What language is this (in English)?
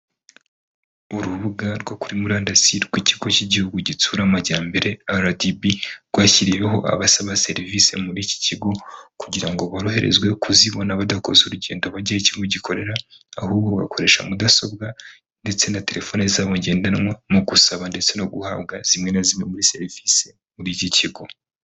Kinyarwanda